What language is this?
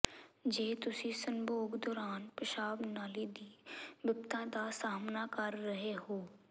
Punjabi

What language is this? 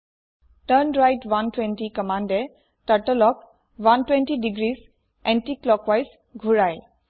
Assamese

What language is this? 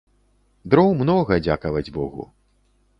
Belarusian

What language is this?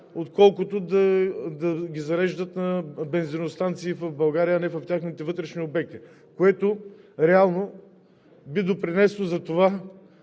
Bulgarian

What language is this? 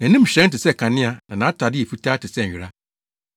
Akan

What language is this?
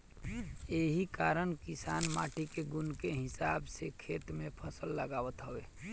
Bhojpuri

